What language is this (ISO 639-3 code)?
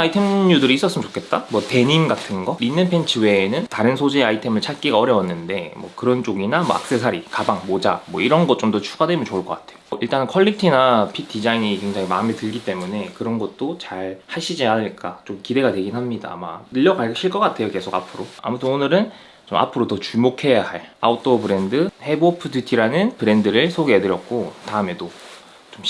kor